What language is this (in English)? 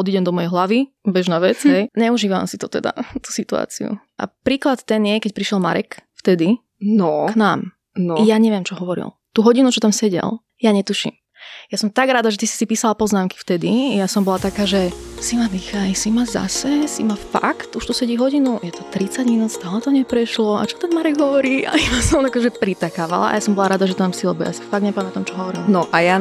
Slovak